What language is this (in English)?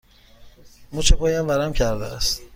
Persian